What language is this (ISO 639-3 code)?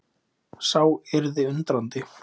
isl